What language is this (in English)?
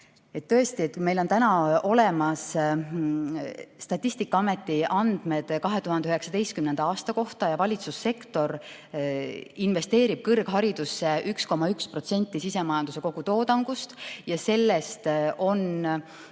Estonian